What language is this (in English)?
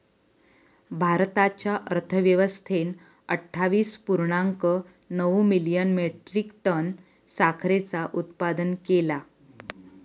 Marathi